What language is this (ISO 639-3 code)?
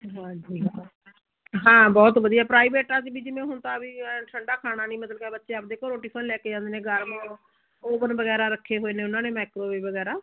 pan